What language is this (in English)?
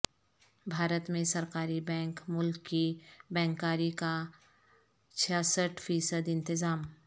Urdu